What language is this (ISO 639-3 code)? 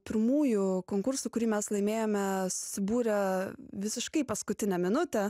lit